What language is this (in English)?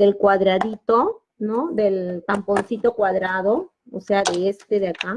Spanish